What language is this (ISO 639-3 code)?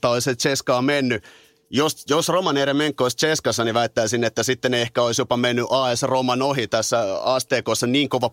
fin